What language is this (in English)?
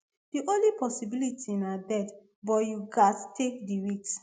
Nigerian Pidgin